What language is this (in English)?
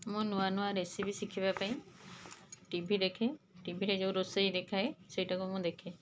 Odia